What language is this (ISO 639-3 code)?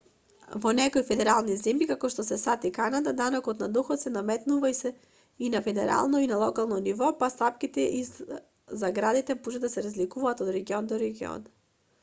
mkd